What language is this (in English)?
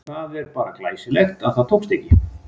Icelandic